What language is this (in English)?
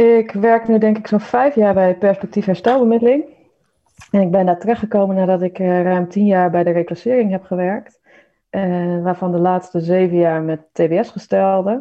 Dutch